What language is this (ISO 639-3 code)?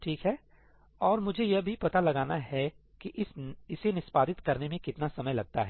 hin